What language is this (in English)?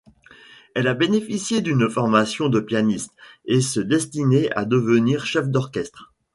French